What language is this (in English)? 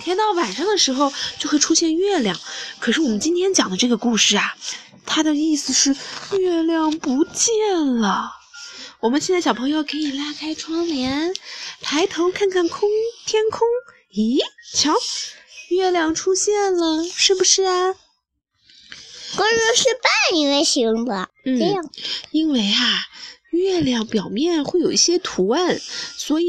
Chinese